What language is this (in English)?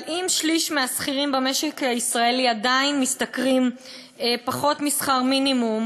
Hebrew